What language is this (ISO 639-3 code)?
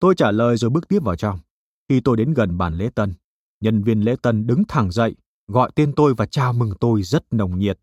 vie